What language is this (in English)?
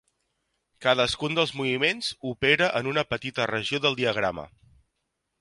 Catalan